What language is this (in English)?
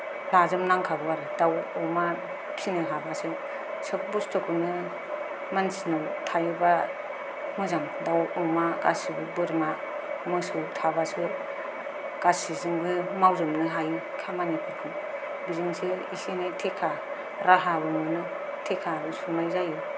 Bodo